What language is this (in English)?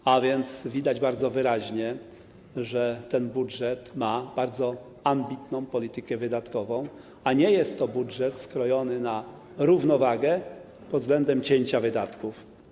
Polish